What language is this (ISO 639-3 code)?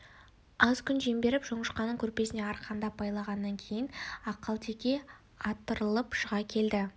kaz